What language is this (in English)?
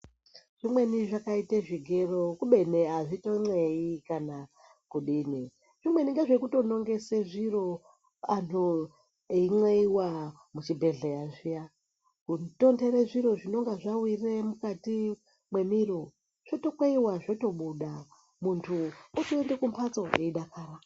Ndau